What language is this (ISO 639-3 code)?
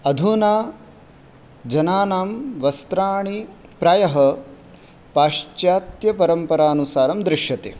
san